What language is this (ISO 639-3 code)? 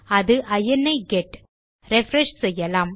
tam